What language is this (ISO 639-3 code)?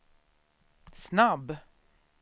swe